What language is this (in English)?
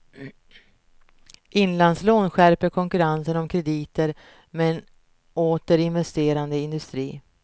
Swedish